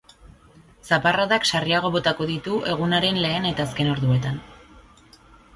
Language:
Basque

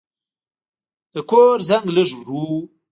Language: Pashto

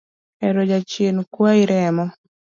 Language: Luo (Kenya and Tanzania)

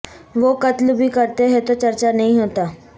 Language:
Urdu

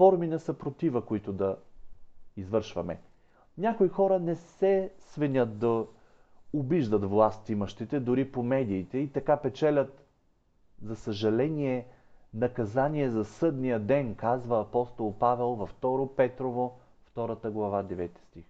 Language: Bulgarian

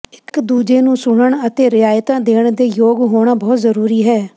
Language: Punjabi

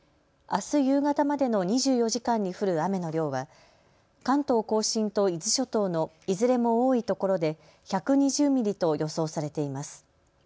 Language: Japanese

